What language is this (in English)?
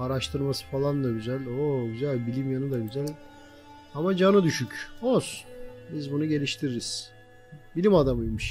Turkish